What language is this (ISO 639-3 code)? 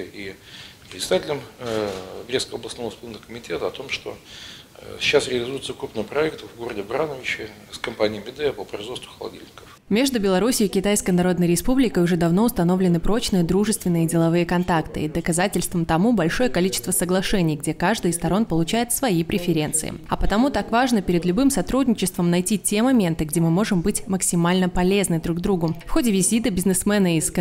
rus